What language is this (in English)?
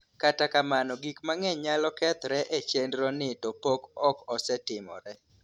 Luo (Kenya and Tanzania)